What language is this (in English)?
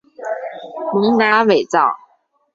Chinese